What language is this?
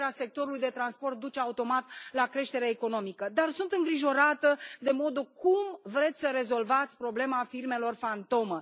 Romanian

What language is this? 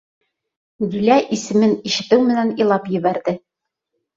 Bashkir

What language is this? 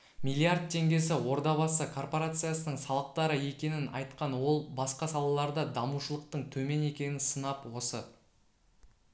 Kazakh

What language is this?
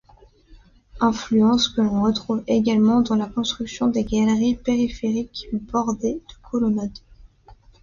French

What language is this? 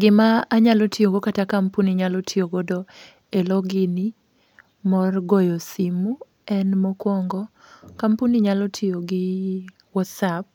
Luo (Kenya and Tanzania)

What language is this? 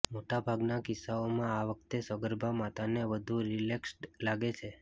Gujarati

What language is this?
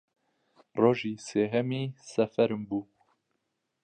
Central Kurdish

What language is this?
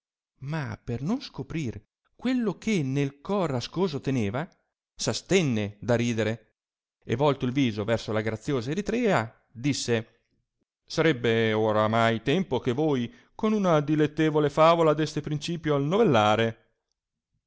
Italian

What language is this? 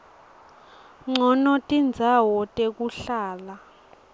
Swati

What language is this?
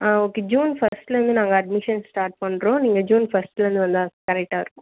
Tamil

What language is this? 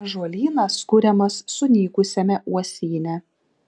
Lithuanian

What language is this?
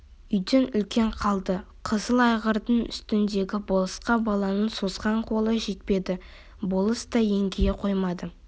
Kazakh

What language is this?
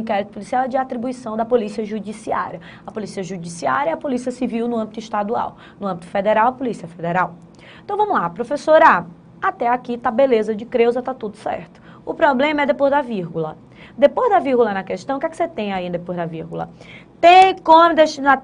Portuguese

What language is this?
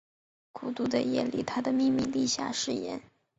Chinese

